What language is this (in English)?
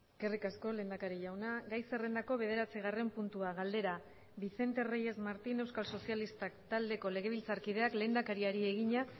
Basque